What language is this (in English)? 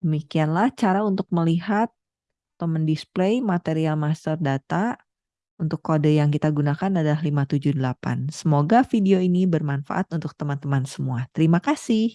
Indonesian